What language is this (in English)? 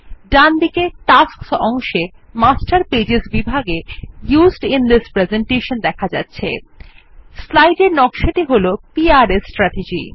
Bangla